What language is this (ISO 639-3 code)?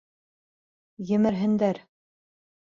bak